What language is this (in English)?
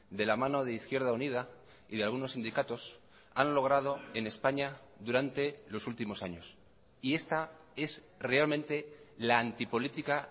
Spanish